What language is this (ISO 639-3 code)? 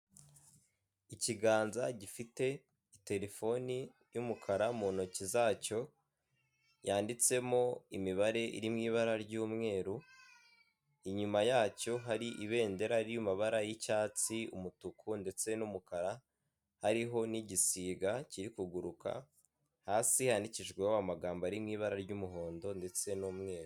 kin